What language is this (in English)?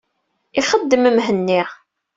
Kabyle